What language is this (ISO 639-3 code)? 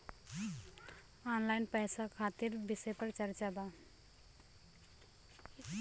bho